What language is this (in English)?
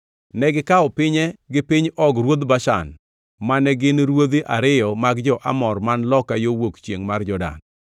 Luo (Kenya and Tanzania)